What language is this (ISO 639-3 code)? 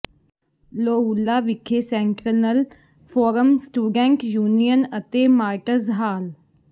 pan